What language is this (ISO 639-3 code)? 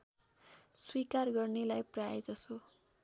nep